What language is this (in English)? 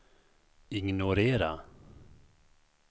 Swedish